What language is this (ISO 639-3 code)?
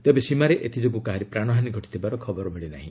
ori